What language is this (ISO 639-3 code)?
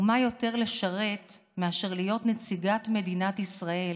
heb